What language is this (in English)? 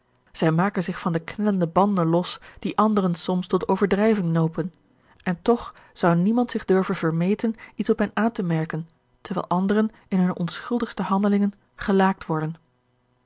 Dutch